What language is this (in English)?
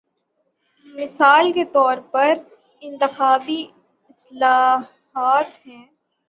Urdu